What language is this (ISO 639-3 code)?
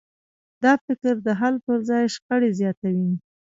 pus